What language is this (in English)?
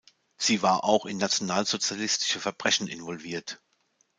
German